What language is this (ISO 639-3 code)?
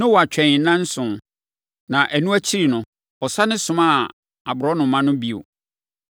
aka